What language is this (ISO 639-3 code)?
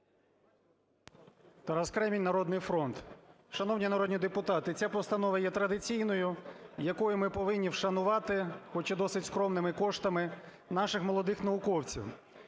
ukr